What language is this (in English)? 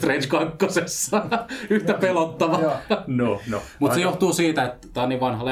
Finnish